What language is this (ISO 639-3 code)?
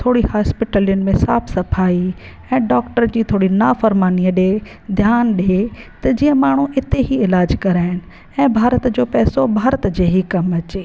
snd